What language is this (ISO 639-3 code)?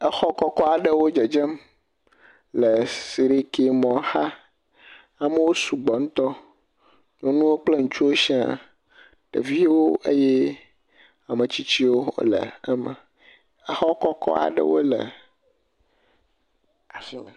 ewe